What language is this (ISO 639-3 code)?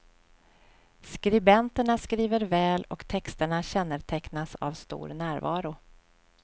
swe